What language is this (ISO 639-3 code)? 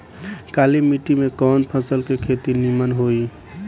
bho